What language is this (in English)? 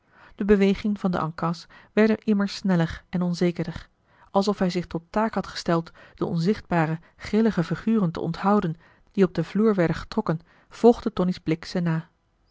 Dutch